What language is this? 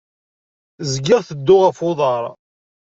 Kabyle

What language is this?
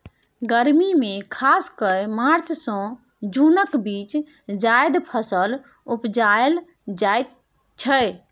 Maithili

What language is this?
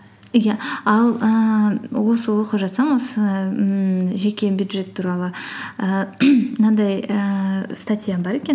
Kazakh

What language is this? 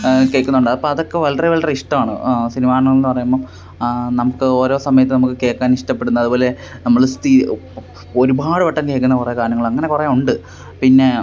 Malayalam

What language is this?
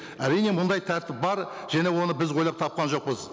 Kazakh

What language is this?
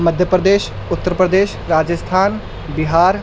Urdu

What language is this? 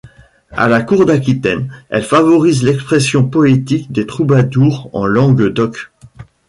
French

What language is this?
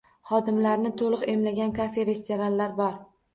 Uzbek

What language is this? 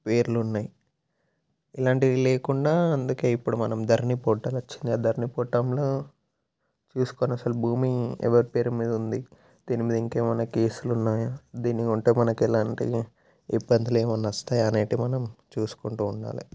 Telugu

